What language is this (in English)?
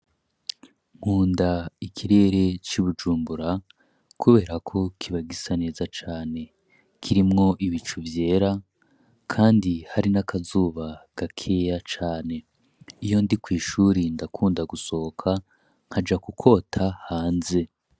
Rundi